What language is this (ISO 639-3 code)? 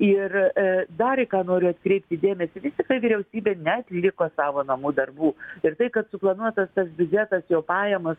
lit